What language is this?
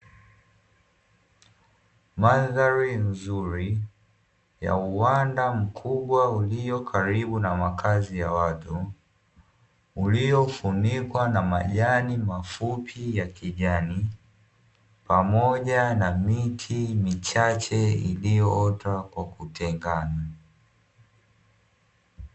Swahili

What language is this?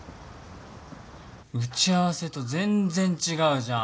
Japanese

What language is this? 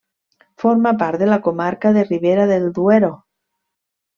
Catalan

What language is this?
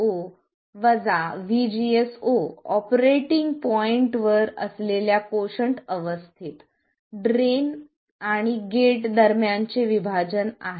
Marathi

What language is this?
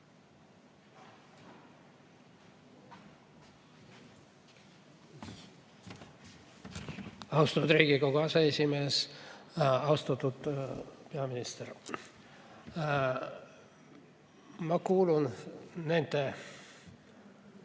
Estonian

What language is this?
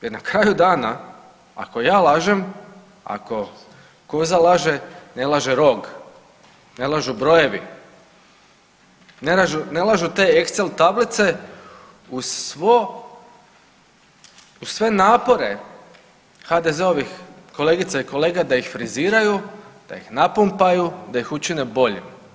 Croatian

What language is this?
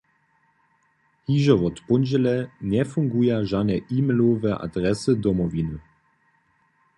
Upper Sorbian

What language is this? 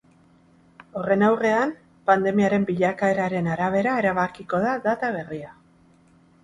Basque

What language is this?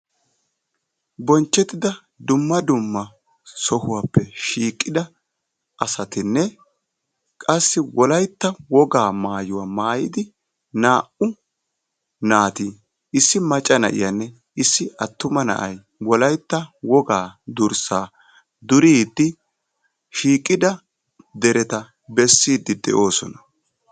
Wolaytta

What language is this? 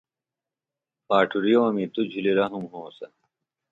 Phalura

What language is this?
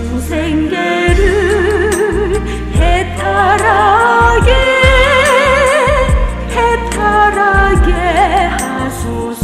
Greek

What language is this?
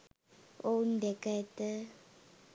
Sinhala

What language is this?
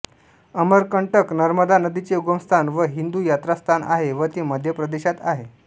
Marathi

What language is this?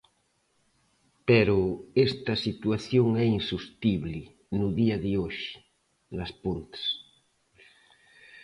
Galician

